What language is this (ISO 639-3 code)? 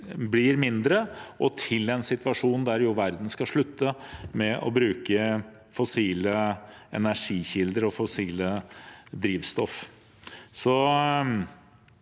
nor